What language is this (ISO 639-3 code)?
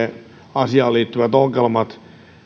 fin